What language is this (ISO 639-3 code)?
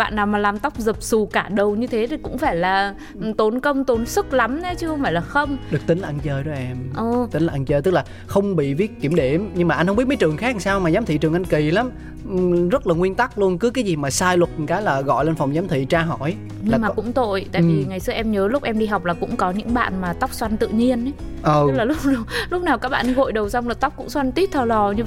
vie